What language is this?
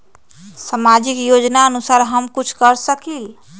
Magahi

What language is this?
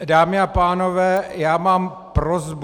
Czech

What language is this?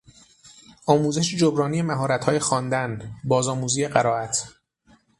Persian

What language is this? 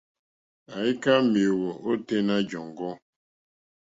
Mokpwe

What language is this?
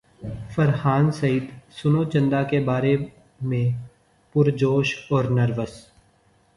Urdu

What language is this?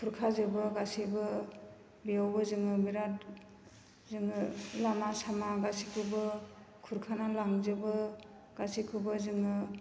Bodo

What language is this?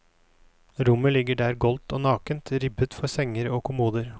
Norwegian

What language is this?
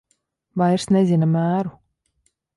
Latvian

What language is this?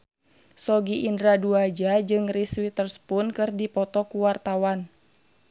Sundanese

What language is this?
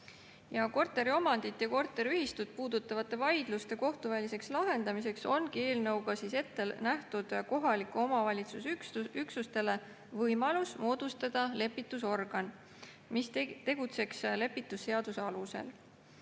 Estonian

